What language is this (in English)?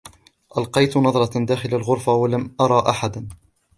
Arabic